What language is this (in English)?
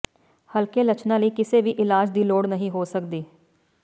Punjabi